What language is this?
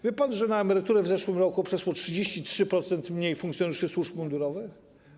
Polish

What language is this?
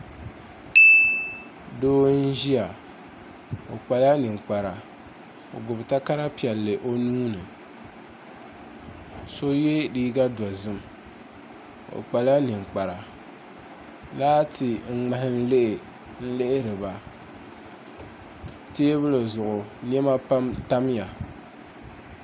Dagbani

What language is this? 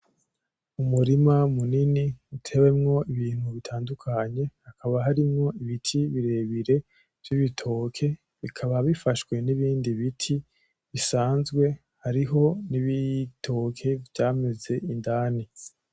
Rundi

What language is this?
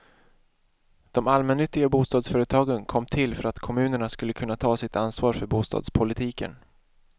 Swedish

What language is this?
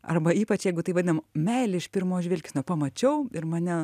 Lithuanian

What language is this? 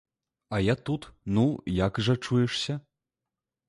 Belarusian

